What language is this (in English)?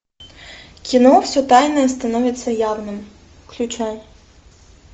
Russian